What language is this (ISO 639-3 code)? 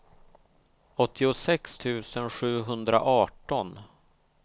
swe